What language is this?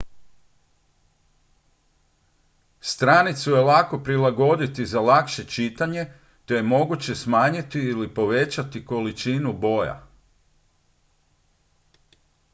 Croatian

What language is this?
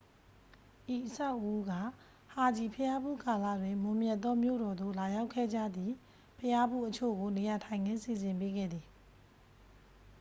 Burmese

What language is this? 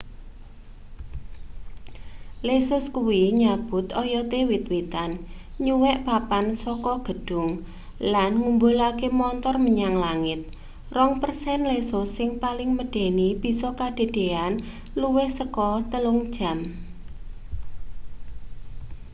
Javanese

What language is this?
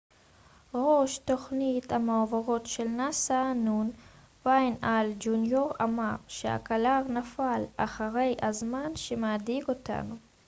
Hebrew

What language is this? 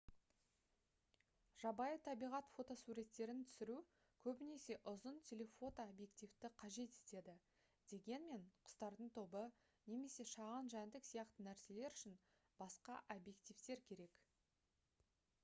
Kazakh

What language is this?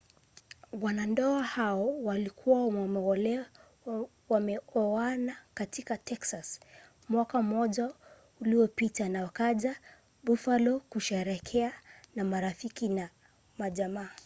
Swahili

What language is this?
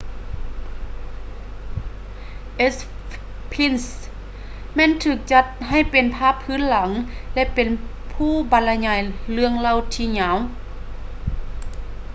Lao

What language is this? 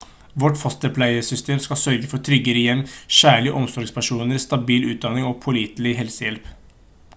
Norwegian Bokmål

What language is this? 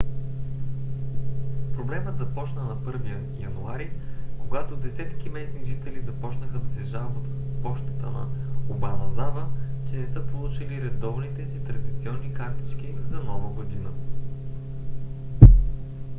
Bulgarian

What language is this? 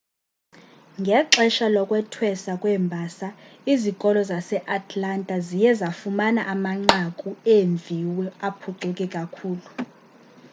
Xhosa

